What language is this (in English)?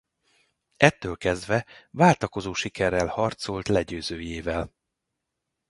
Hungarian